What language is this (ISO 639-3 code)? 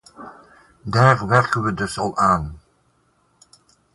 nld